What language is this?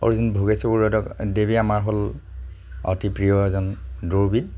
Assamese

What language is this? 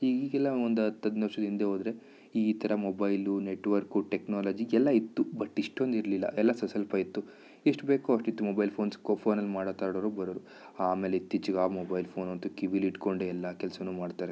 Kannada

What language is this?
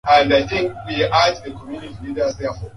Swahili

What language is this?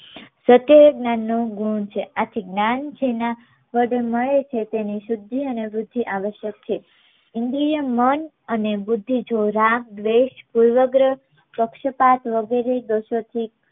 Gujarati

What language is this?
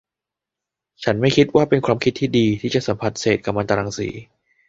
Thai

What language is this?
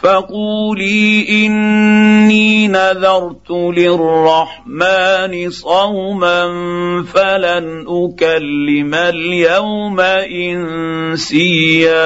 Arabic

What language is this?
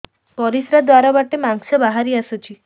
Odia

